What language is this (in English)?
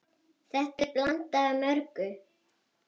Icelandic